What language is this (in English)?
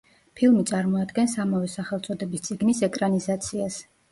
Georgian